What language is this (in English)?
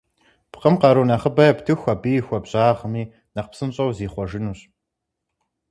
Kabardian